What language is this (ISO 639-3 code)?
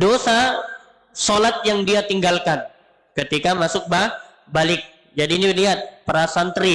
ind